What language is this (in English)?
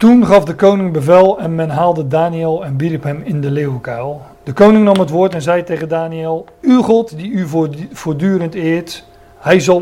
Dutch